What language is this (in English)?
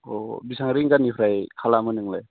Bodo